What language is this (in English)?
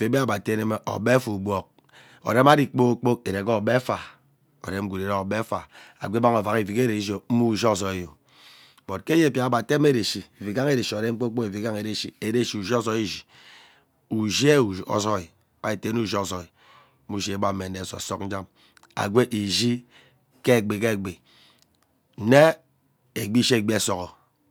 Ubaghara